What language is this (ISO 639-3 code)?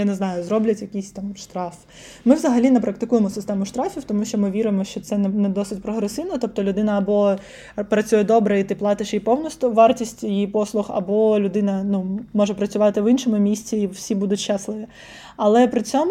ukr